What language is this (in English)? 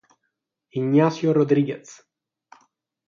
Italian